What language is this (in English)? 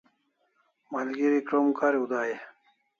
Kalasha